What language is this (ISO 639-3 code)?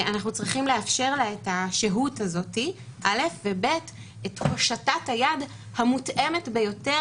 heb